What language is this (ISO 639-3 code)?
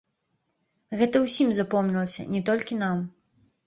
bel